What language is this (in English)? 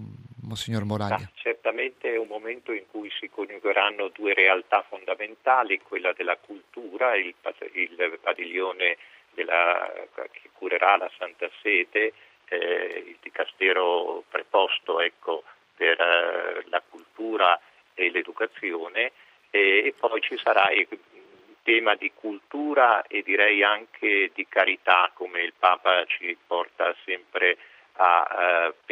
Italian